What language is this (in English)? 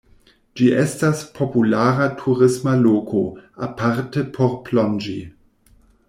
Esperanto